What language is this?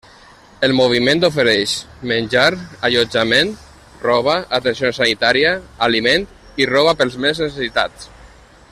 Catalan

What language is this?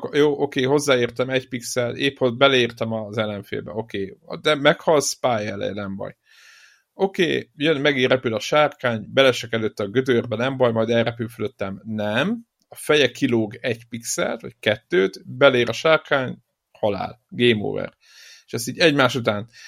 Hungarian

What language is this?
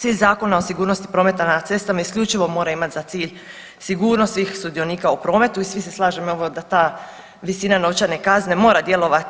Croatian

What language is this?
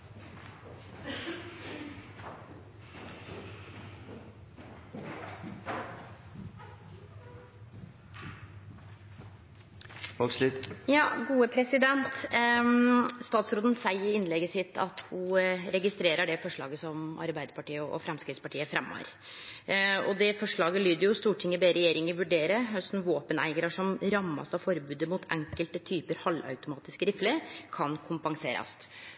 Norwegian Nynorsk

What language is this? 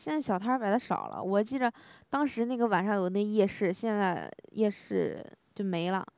Chinese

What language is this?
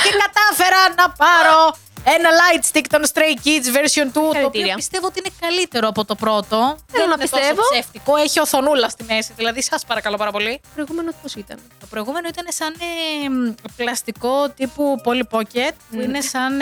Greek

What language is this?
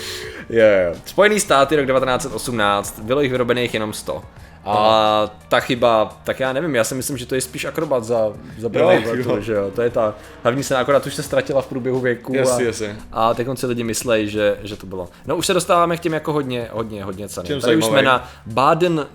Czech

